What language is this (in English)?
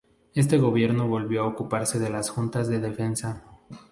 Spanish